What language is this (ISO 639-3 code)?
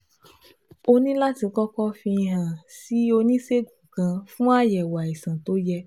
yor